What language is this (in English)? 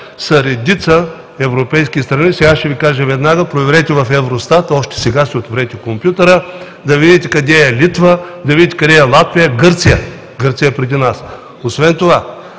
Bulgarian